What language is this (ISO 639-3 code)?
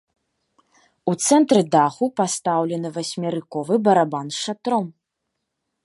bel